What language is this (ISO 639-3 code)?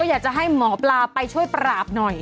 tha